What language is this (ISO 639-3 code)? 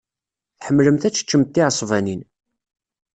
kab